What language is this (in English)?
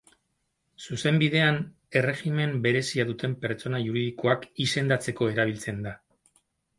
Basque